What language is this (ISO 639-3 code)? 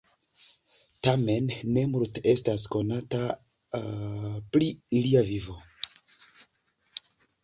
epo